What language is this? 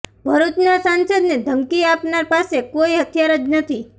Gujarati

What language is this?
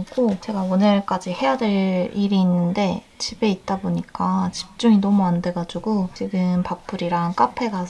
Korean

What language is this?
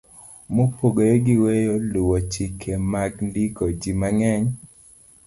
Luo (Kenya and Tanzania)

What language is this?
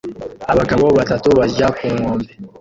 Kinyarwanda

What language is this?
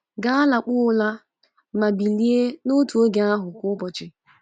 Igbo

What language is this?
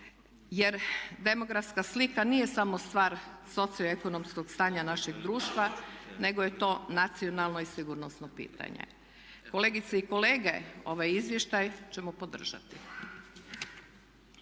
Croatian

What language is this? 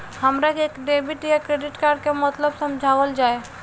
Bhojpuri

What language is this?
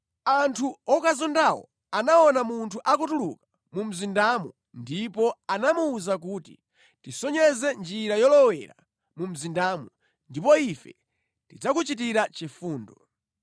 Nyanja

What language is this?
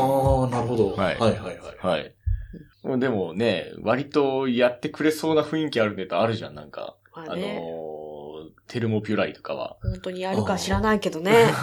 Japanese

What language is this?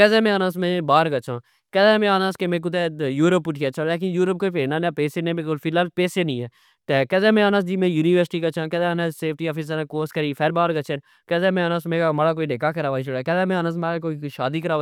Pahari-Potwari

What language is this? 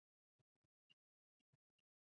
Chinese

